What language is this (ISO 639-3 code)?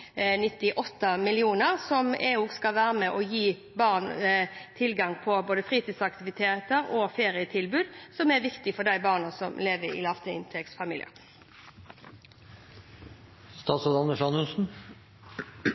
nob